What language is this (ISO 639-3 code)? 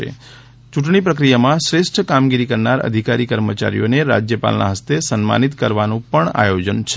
guj